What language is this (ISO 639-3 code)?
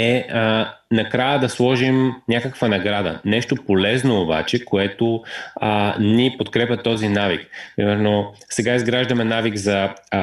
bul